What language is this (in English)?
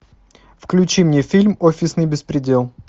Russian